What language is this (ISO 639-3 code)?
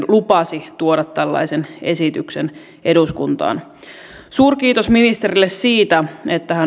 fin